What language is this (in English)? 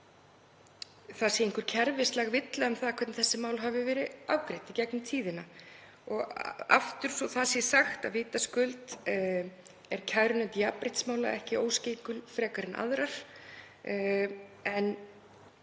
Icelandic